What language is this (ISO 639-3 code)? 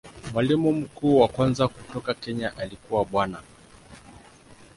swa